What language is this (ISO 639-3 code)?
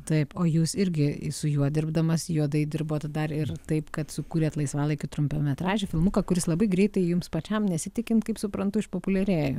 lit